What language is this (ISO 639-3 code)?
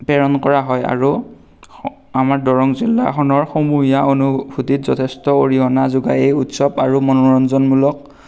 asm